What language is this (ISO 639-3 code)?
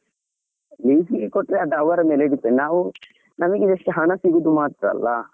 kan